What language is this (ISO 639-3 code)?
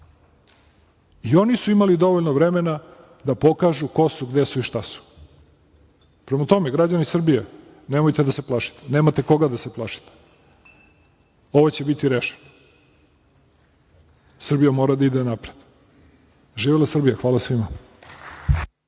srp